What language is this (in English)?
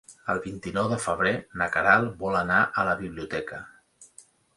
Catalan